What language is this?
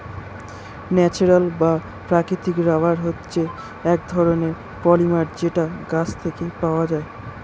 Bangla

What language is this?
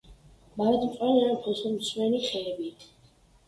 Georgian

